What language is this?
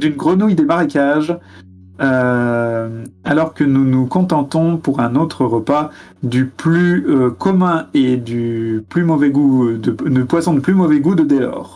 French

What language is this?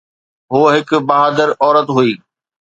Sindhi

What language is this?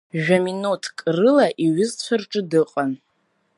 Abkhazian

